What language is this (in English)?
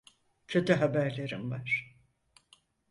Turkish